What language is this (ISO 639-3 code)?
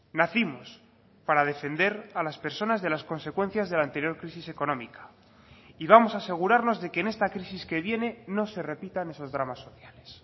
spa